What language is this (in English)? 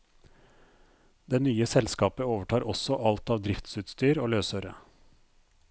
Norwegian